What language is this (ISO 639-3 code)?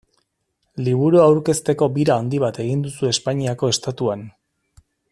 eus